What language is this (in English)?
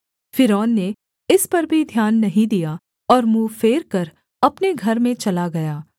Hindi